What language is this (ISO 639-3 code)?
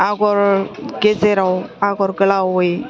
brx